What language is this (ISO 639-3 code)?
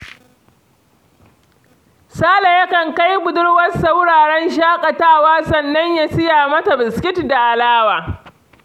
hau